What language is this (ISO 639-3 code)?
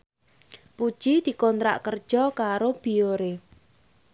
jav